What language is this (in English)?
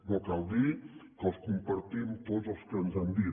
Catalan